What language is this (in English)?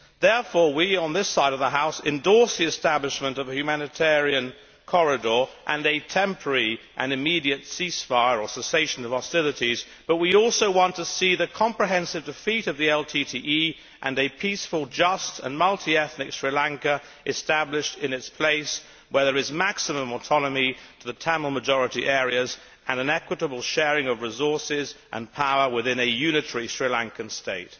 English